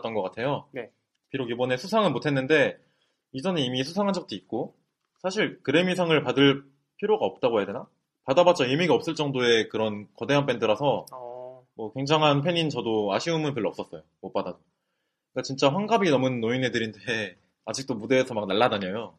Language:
Korean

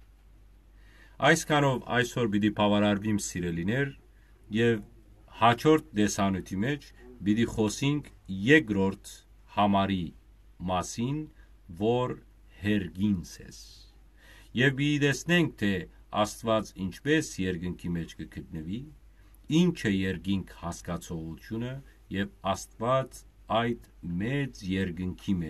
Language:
Turkish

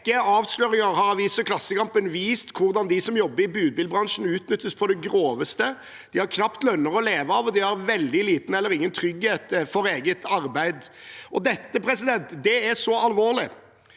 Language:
Norwegian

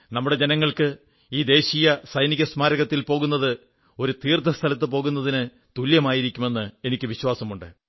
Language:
Malayalam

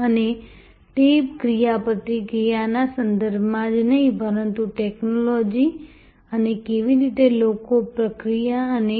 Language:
Gujarati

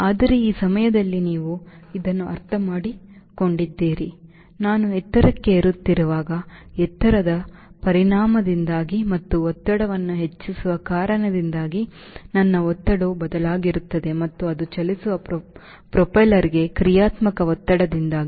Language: Kannada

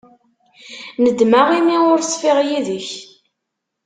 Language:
Kabyle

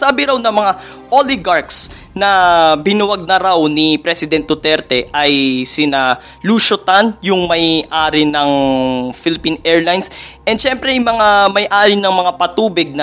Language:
Filipino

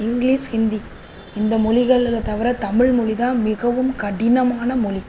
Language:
Tamil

